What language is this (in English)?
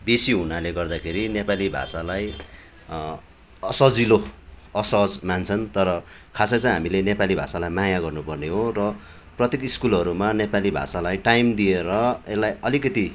Nepali